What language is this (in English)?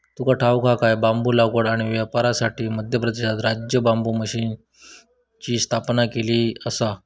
Marathi